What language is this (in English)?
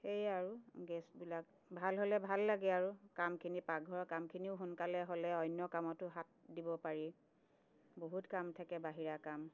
Assamese